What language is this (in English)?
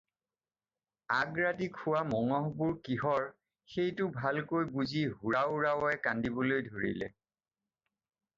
Assamese